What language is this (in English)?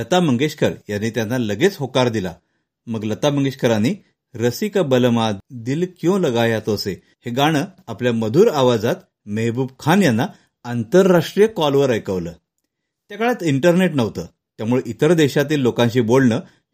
Marathi